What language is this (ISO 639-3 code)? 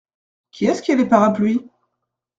fra